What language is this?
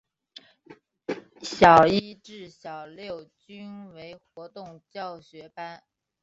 Chinese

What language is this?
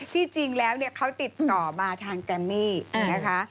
Thai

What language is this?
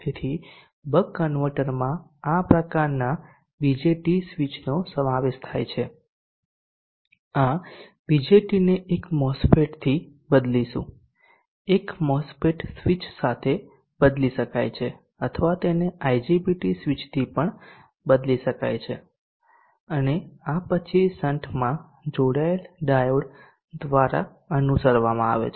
Gujarati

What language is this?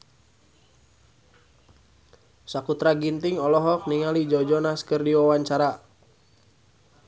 Sundanese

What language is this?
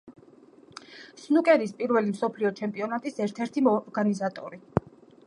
Georgian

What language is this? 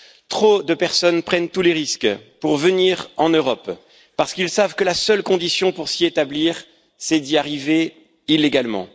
French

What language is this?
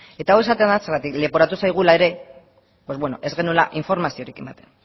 Basque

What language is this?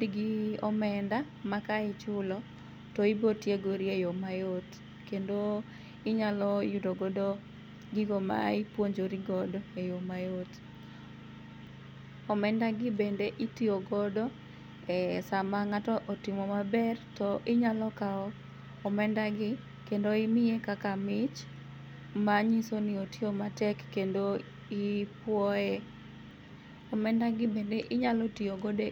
Luo (Kenya and Tanzania)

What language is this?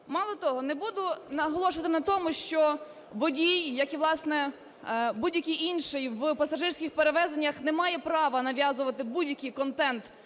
Ukrainian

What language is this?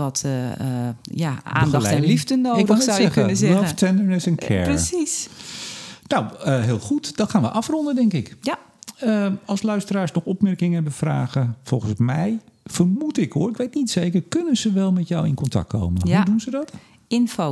Dutch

